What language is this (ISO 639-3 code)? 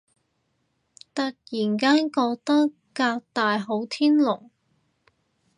yue